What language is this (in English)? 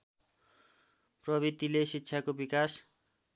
Nepali